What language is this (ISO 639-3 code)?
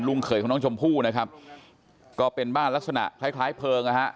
tha